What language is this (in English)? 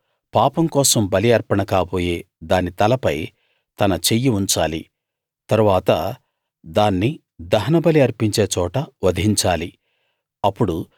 Telugu